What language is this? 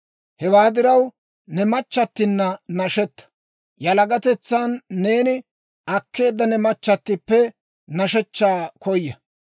Dawro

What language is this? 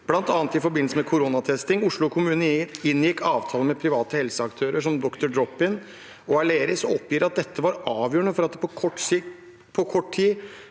Norwegian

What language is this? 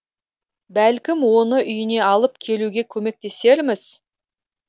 Kazakh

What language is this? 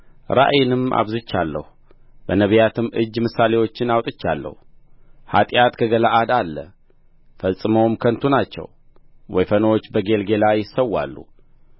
Amharic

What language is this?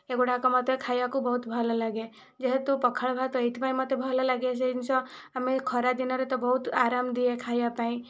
Odia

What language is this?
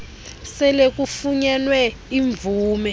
Xhosa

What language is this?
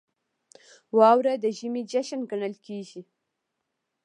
Pashto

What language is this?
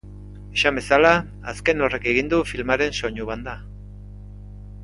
Basque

